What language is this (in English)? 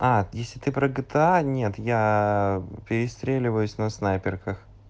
Russian